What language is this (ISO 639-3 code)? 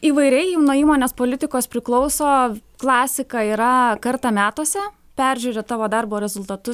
lit